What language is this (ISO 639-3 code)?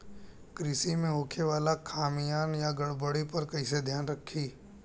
bho